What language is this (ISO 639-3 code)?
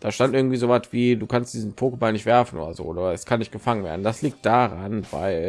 deu